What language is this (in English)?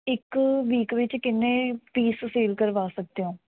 Punjabi